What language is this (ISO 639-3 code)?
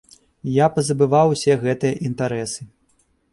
bel